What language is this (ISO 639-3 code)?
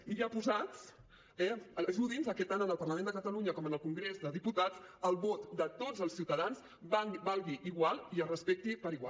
cat